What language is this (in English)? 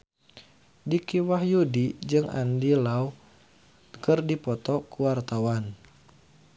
Sundanese